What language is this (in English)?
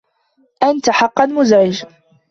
Arabic